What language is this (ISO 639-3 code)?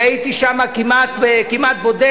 heb